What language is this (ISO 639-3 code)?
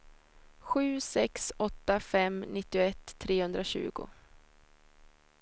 swe